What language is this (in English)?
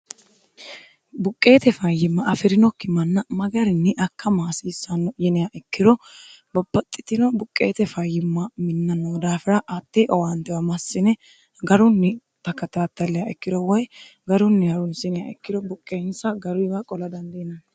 Sidamo